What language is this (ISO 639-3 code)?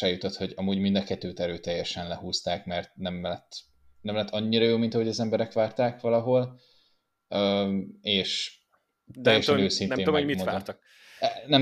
hun